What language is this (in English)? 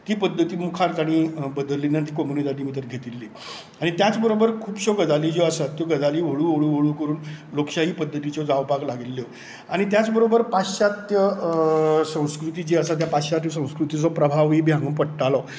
Konkani